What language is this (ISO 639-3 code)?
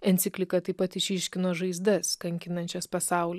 lit